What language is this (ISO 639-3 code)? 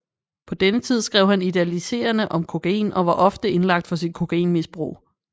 dan